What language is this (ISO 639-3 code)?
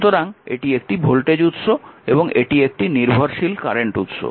ben